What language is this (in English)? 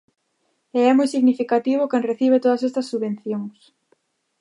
Galician